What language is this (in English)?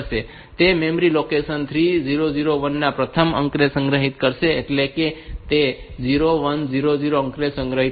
Gujarati